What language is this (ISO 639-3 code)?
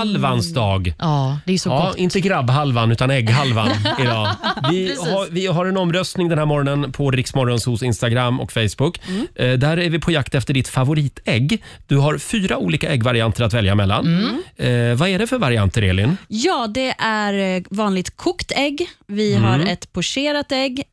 swe